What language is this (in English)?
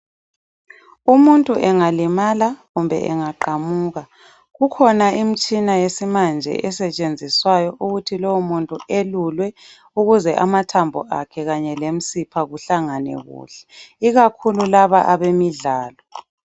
North Ndebele